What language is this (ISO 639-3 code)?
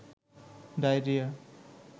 ben